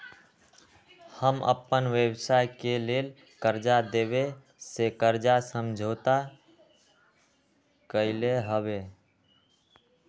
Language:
Magahi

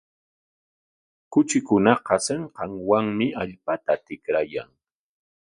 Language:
Corongo Ancash Quechua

